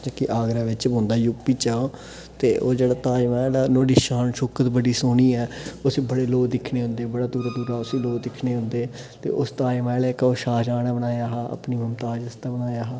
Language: Dogri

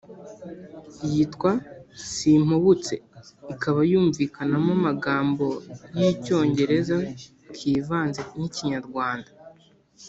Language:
Kinyarwanda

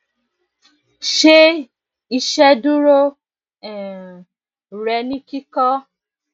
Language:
Yoruba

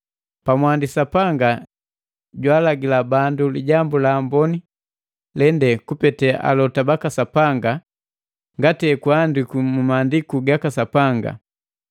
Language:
Matengo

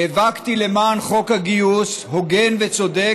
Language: Hebrew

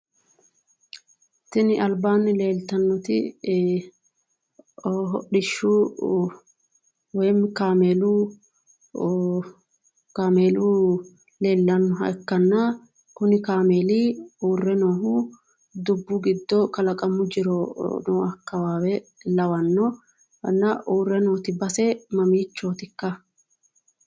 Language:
Sidamo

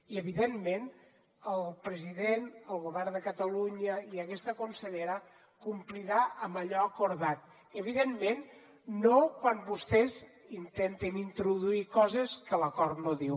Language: Catalan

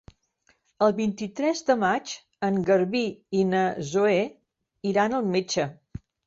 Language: Catalan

